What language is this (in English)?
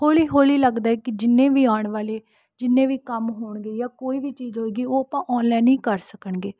Punjabi